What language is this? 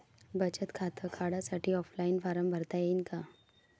Marathi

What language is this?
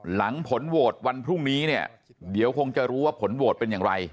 Thai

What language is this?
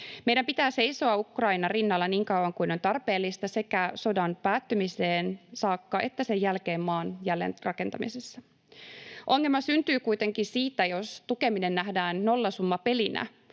Finnish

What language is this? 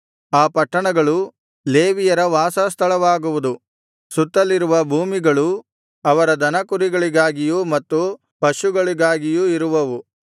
Kannada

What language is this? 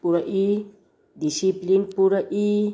Manipuri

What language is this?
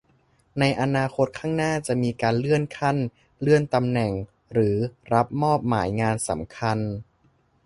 Thai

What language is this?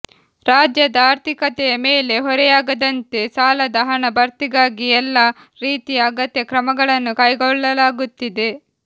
Kannada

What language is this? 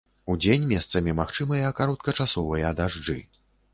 Belarusian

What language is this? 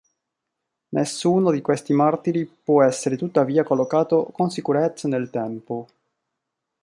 Italian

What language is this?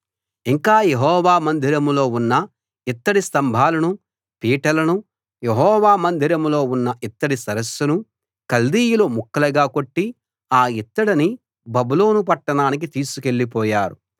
Telugu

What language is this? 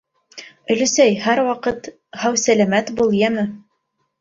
Bashkir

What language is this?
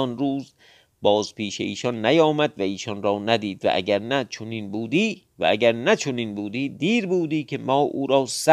Persian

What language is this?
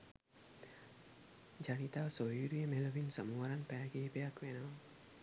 Sinhala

